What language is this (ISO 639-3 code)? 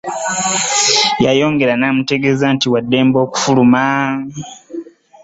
lug